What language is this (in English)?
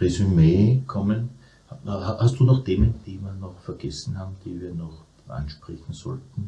German